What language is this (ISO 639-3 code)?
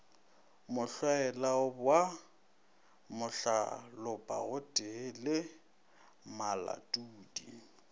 nso